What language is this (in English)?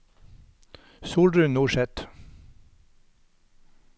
Norwegian